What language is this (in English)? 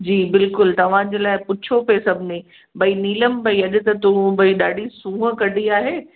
Sindhi